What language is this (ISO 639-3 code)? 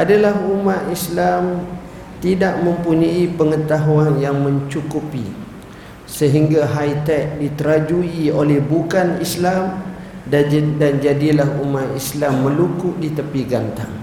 msa